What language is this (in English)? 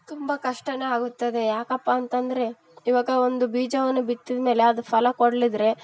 Kannada